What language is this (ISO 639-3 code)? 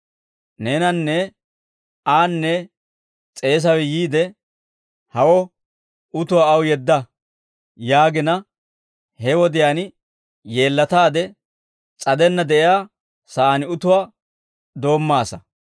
dwr